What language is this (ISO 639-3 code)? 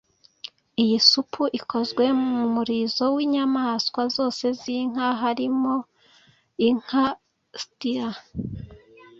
kin